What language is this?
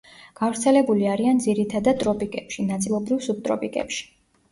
Georgian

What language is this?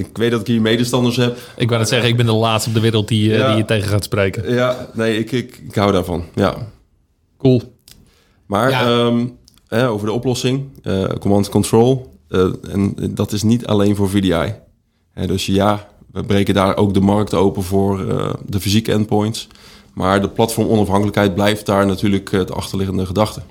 Dutch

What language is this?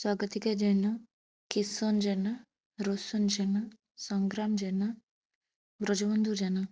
Odia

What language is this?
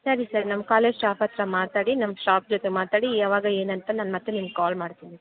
Kannada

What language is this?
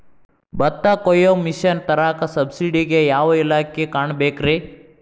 Kannada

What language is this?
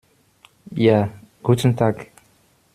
German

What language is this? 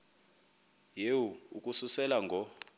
Xhosa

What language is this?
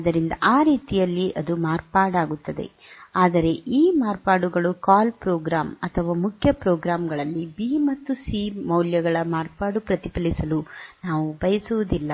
Kannada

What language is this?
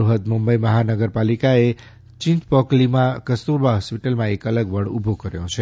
Gujarati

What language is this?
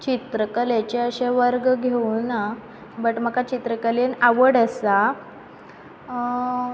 Konkani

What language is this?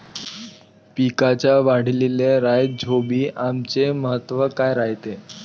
Marathi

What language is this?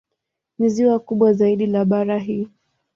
Swahili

